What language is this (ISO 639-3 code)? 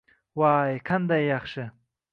uzb